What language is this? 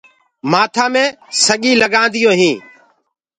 Gurgula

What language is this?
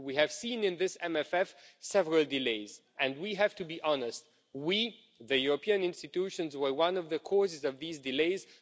English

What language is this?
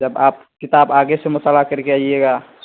Urdu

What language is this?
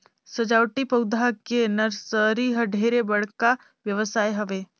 Chhattisgarhi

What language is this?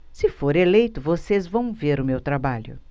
Portuguese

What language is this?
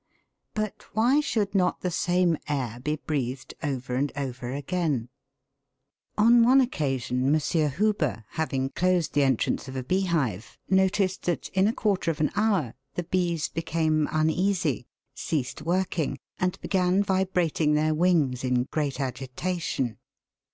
English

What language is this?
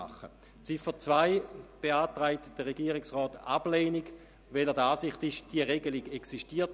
Swiss German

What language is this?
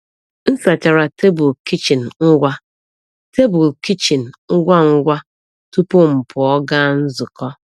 Igbo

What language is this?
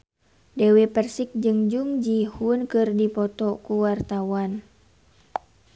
Sundanese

